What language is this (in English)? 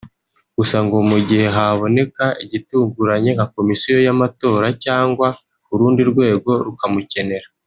Kinyarwanda